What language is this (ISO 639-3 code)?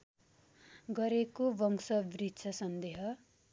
nep